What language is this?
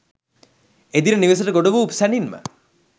Sinhala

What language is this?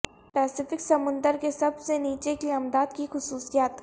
Urdu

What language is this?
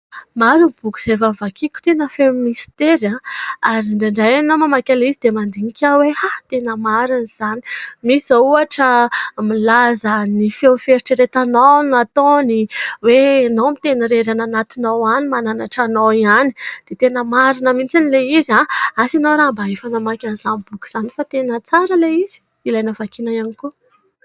Malagasy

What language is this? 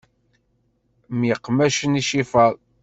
Kabyle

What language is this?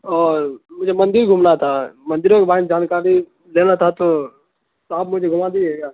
Urdu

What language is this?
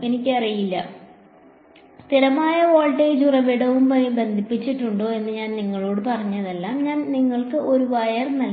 Malayalam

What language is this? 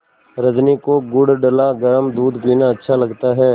Hindi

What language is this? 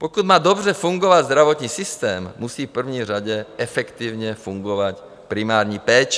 Czech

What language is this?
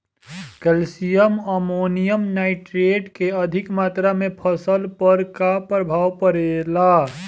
Bhojpuri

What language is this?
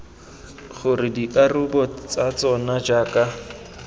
Tswana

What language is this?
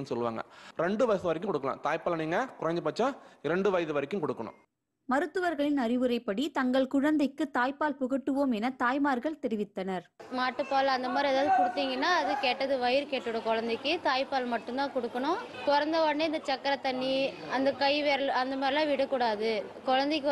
Tamil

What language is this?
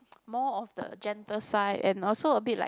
English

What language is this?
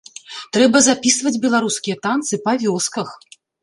Belarusian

